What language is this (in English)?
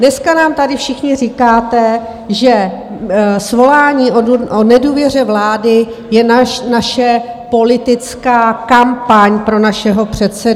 Czech